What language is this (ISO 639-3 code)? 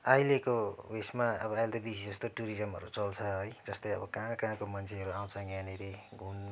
nep